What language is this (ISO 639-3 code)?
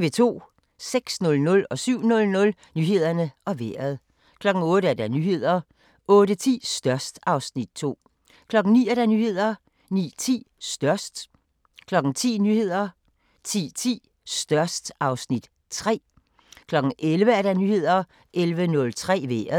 dan